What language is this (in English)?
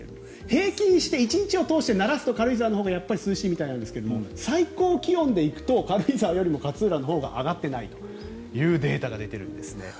Japanese